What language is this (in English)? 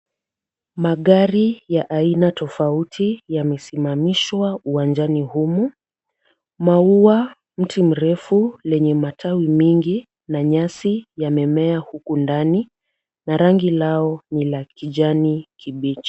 Swahili